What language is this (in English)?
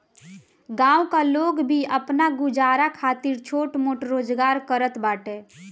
Bhojpuri